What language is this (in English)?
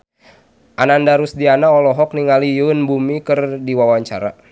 Sundanese